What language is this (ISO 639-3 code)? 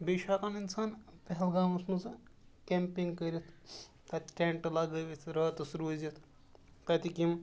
kas